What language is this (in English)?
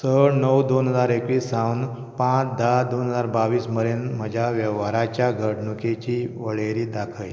Konkani